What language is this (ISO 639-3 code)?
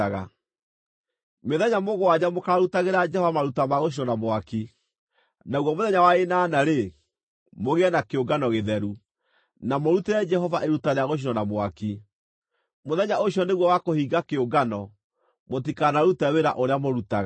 kik